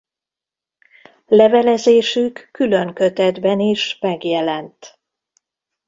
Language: Hungarian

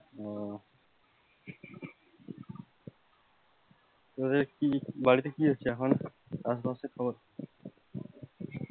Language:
Bangla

